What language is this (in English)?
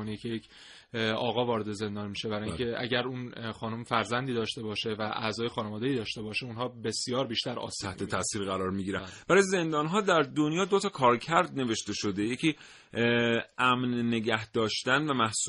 Persian